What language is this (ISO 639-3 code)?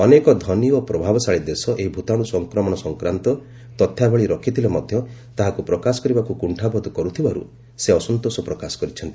ori